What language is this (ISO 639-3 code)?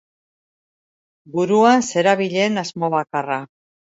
eus